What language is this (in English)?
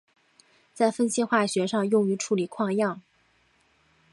Chinese